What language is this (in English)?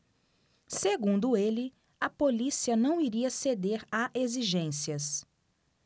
Portuguese